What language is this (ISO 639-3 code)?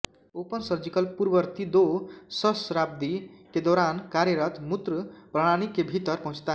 hin